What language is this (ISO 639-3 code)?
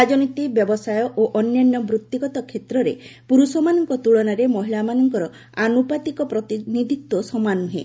ori